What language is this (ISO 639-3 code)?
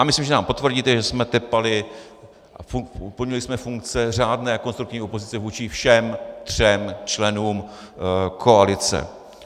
ces